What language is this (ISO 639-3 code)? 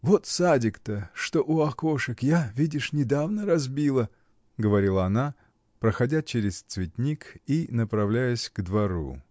rus